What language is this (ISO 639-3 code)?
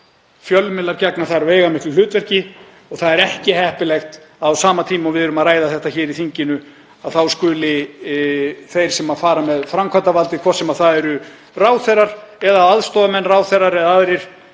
isl